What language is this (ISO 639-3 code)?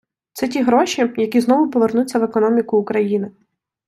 ukr